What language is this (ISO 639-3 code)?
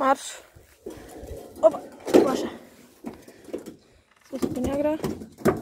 ron